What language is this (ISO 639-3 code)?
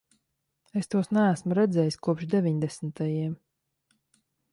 lav